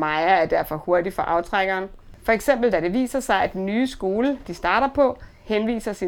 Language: Danish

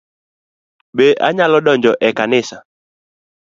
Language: Luo (Kenya and Tanzania)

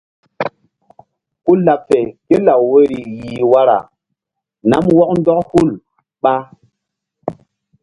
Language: Mbum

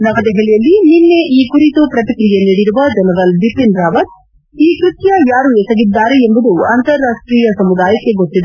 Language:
Kannada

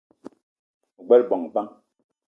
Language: Eton (Cameroon)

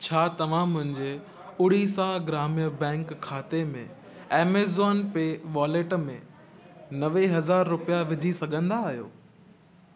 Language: Sindhi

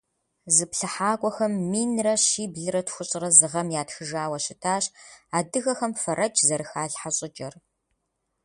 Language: Kabardian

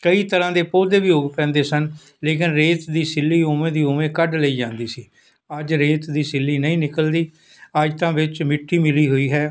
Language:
Punjabi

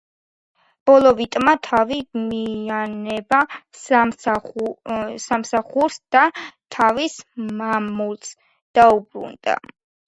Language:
Georgian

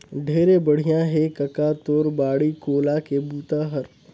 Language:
Chhattisgarhi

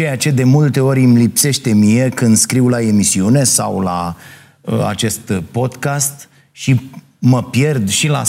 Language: Romanian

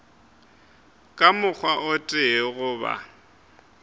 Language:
Northern Sotho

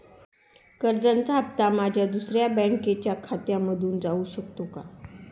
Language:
Marathi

